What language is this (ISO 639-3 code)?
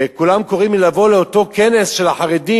heb